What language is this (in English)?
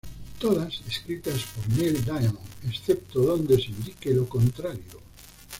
Spanish